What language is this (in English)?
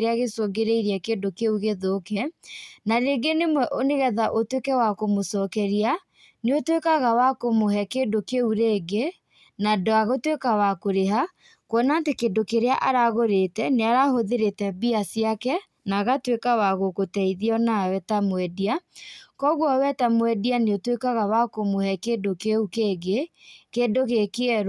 Kikuyu